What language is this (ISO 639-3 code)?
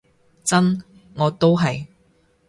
yue